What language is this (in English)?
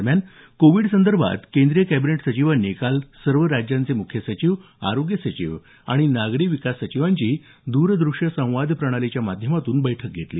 Marathi